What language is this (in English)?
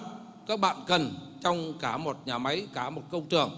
Vietnamese